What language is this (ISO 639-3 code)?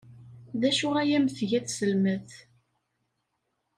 kab